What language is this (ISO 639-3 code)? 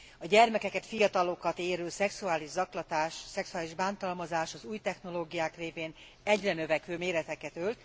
hun